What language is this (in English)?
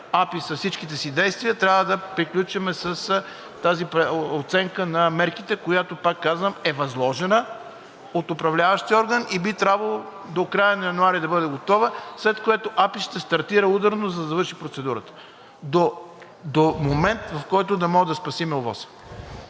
Bulgarian